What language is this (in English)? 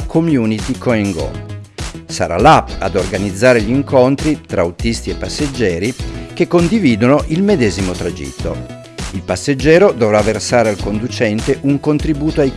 Italian